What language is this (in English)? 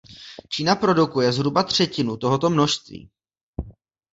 Czech